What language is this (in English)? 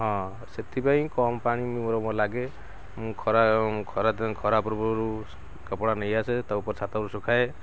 Odia